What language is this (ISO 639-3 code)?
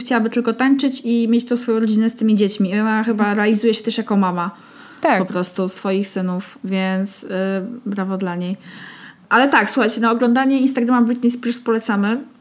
pol